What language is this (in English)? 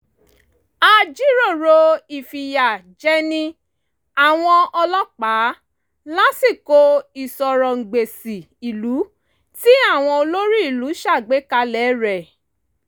Yoruba